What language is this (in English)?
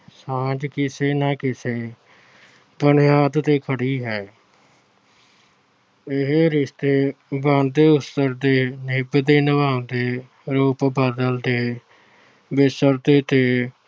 Punjabi